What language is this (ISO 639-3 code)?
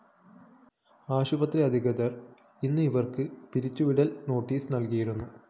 mal